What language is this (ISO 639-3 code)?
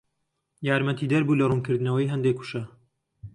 ckb